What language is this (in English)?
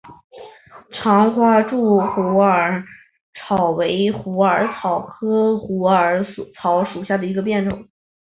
Chinese